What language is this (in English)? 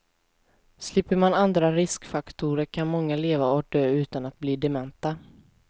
Swedish